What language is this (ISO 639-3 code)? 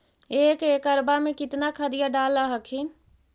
mag